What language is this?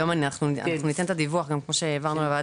Hebrew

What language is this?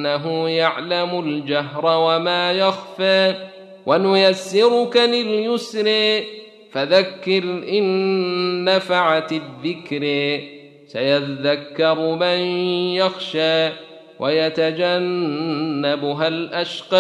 Arabic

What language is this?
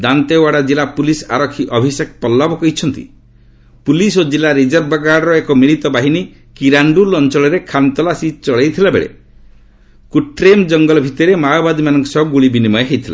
Odia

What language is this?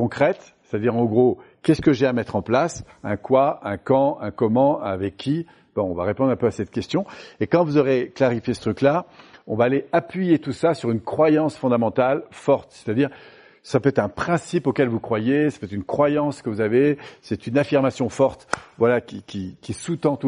French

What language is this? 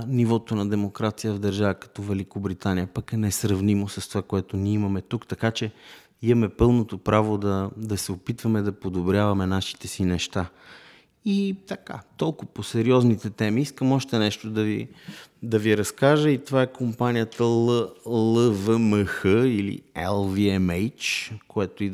Bulgarian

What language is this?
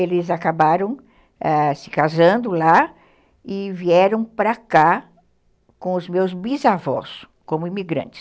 Portuguese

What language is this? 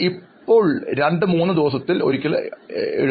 Malayalam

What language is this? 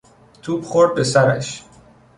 Persian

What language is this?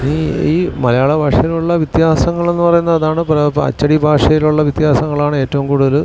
Malayalam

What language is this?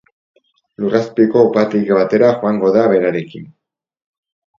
Basque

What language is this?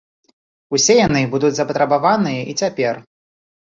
Belarusian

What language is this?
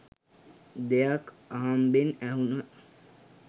Sinhala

